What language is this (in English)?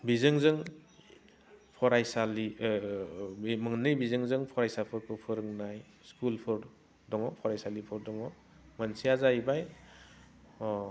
Bodo